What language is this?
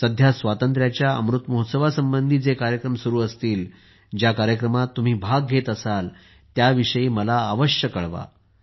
Marathi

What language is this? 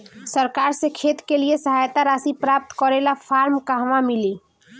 Bhojpuri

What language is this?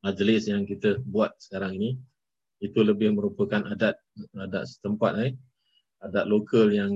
Malay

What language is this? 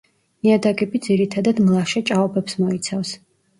Georgian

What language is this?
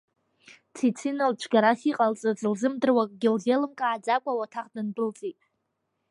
Abkhazian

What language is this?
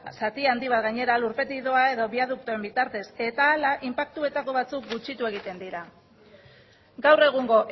Basque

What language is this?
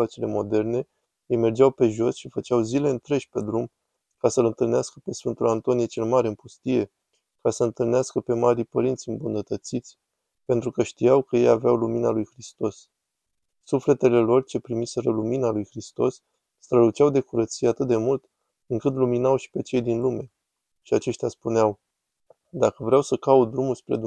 Romanian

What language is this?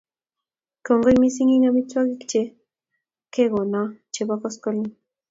Kalenjin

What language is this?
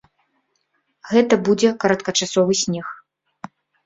Belarusian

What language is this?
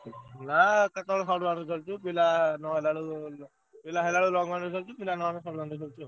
Odia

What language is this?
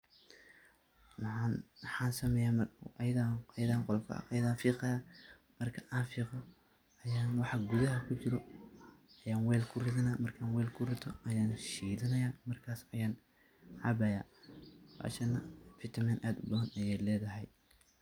Somali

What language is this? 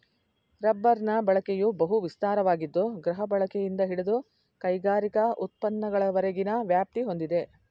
Kannada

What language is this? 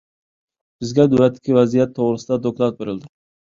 Uyghur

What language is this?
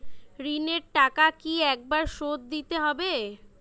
Bangla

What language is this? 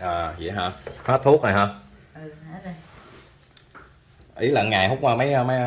Vietnamese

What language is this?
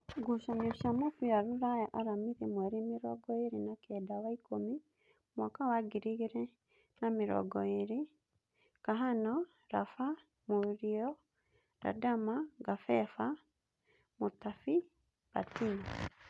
Kikuyu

